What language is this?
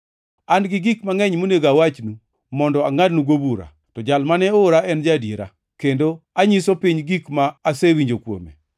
Luo (Kenya and Tanzania)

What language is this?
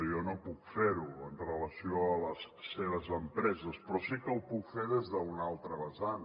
Catalan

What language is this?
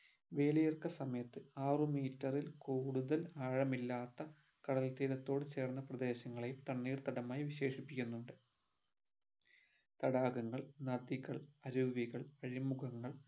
Malayalam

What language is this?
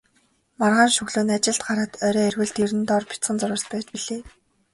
Mongolian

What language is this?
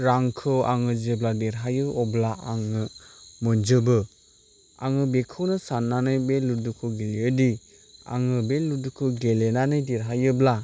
Bodo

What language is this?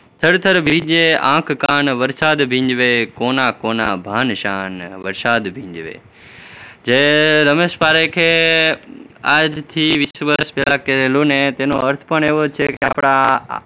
Gujarati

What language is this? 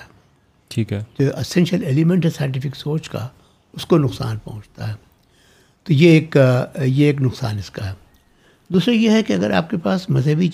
Urdu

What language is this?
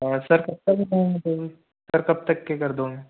Hindi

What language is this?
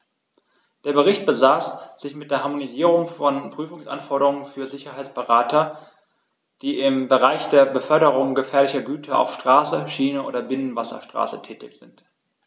German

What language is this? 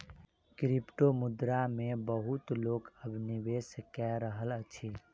Maithili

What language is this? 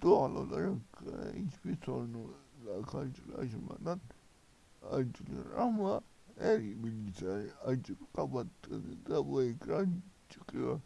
Turkish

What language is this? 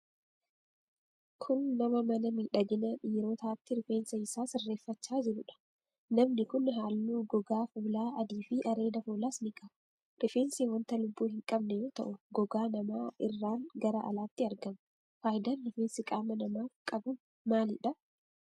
Oromo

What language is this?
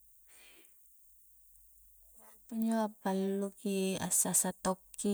Coastal Konjo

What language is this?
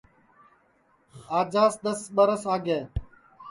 Sansi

